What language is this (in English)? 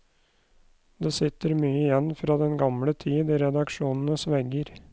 Norwegian